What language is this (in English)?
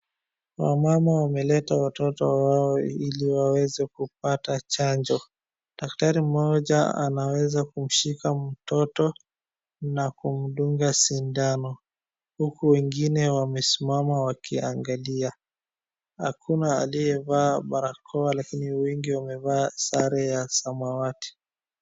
Swahili